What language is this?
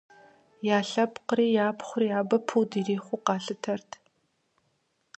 Kabardian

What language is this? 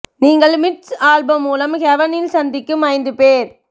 Tamil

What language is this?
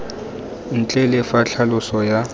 Tswana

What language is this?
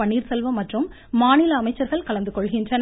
Tamil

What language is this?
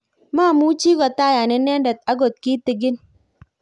Kalenjin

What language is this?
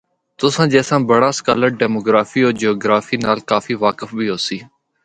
Northern Hindko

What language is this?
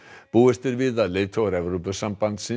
Icelandic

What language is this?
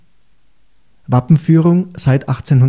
German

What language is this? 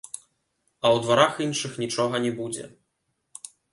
Belarusian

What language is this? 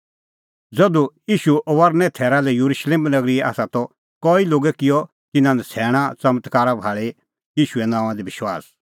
Kullu Pahari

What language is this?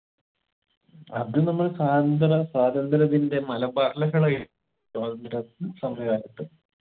Malayalam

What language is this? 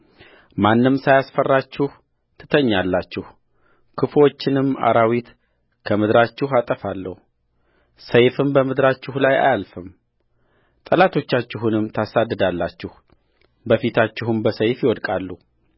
Amharic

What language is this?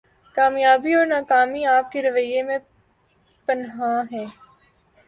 Urdu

